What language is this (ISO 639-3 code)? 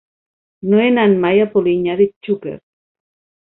cat